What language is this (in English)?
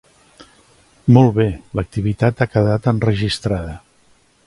Catalan